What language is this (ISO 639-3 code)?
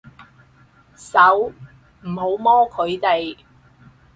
yue